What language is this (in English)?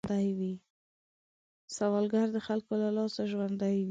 Pashto